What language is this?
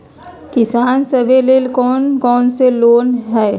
Magahi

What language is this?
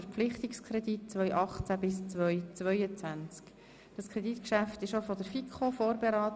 Swiss German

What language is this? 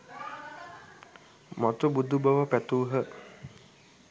Sinhala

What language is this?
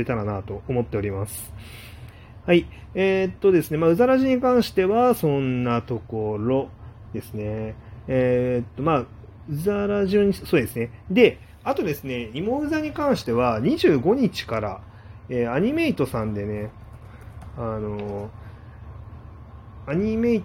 Japanese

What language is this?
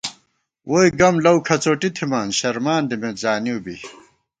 Gawar-Bati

